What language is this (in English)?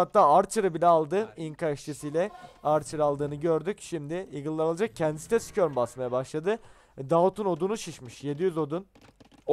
Turkish